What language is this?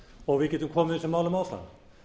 Icelandic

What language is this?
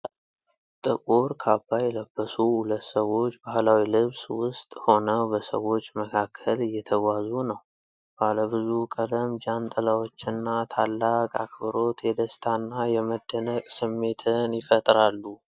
Amharic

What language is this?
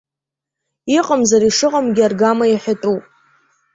Abkhazian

